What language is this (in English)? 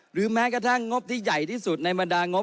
Thai